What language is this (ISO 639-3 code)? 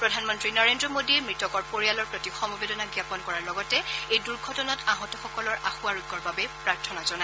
asm